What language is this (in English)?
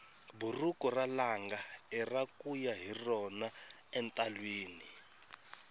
Tsonga